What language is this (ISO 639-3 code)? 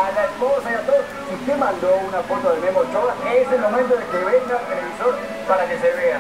spa